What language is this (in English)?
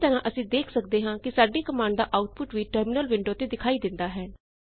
Punjabi